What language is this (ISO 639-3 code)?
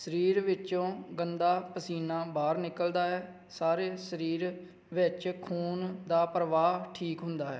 pan